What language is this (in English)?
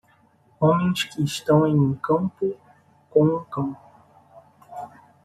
Portuguese